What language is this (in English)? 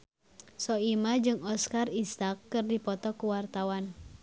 Sundanese